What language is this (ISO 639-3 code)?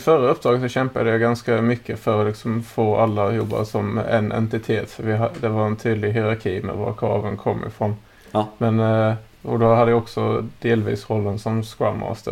swe